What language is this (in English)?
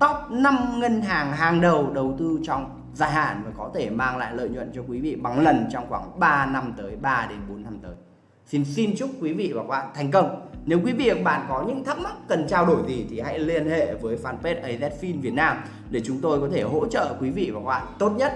Vietnamese